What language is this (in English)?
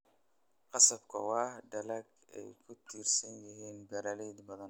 Somali